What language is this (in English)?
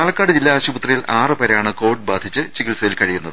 Malayalam